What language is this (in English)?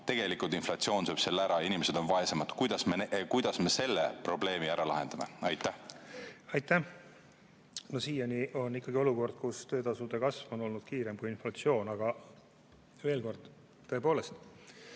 Estonian